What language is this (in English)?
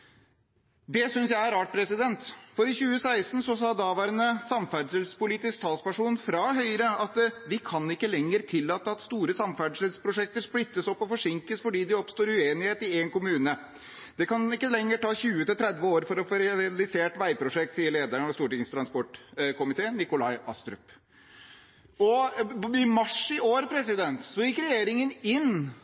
Norwegian Bokmål